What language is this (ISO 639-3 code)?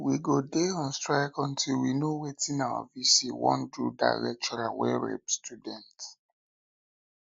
pcm